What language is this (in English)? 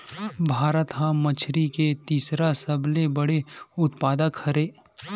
Chhattisgarhi